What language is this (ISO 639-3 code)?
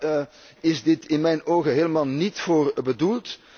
nld